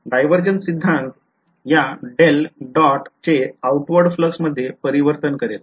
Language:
Marathi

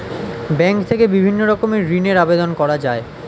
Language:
Bangla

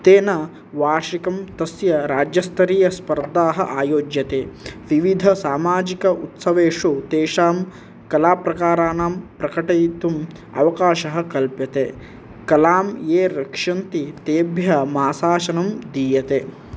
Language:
Sanskrit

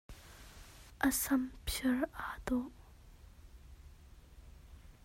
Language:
Hakha Chin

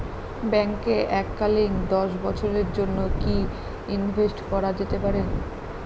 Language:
Bangla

